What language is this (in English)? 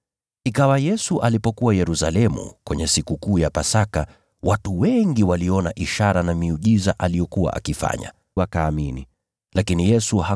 Swahili